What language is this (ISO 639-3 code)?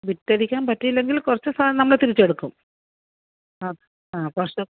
mal